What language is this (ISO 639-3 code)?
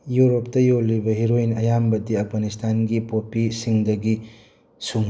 mni